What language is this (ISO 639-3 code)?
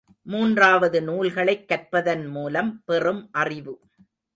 tam